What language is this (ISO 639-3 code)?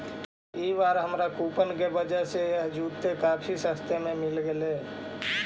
mag